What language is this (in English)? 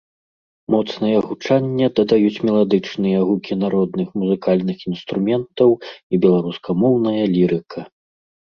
Belarusian